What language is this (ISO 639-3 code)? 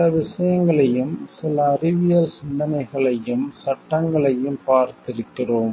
tam